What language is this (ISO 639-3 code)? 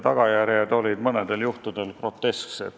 est